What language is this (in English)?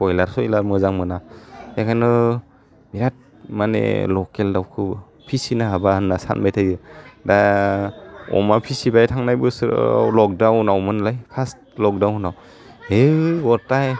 Bodo